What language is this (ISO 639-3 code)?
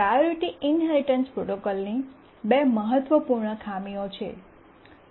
guj